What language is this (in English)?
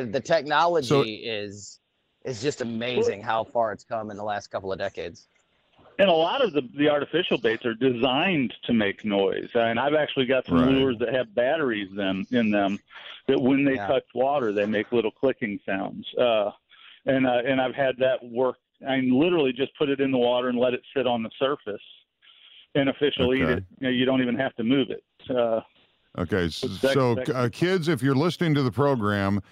English